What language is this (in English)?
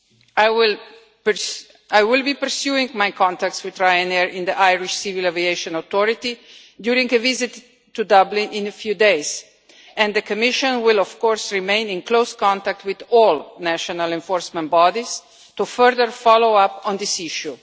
English